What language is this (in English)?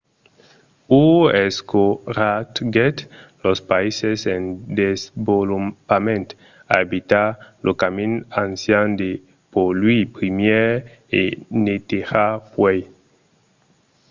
Occitan